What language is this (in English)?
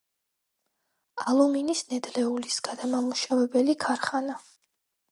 Georgian